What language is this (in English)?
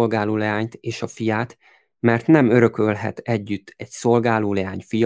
Hungarian